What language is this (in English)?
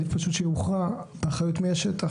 Hebrew